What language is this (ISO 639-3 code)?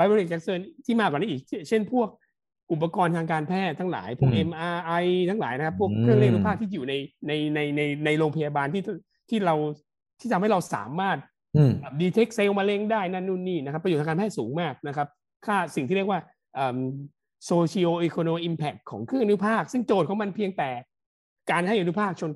tha